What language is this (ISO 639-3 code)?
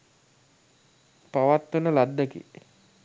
sin